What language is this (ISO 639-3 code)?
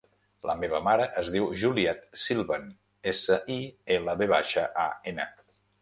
cat